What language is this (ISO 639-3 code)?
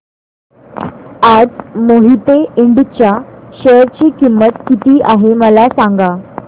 mar